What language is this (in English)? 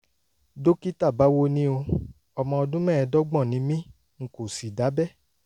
Yoruba